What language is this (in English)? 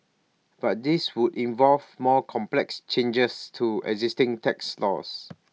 English